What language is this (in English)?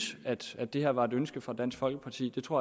Danish